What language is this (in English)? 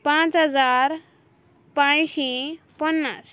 Konkani